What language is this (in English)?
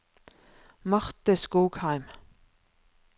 Norwegian